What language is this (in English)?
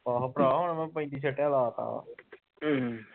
Punjabi